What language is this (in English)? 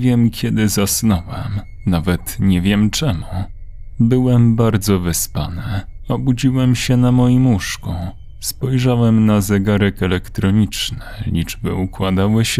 Polish